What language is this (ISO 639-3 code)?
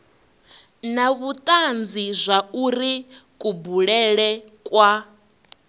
ven